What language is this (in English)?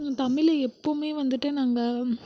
Tamil